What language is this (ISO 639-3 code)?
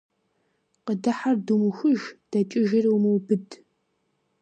kbd